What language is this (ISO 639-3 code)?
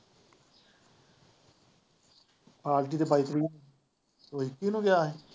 pan